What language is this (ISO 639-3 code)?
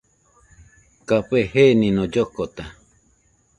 hux